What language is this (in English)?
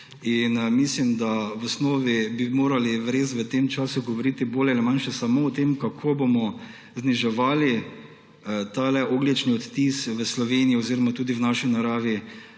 Slovenian